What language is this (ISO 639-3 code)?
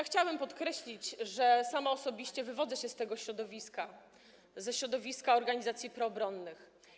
pol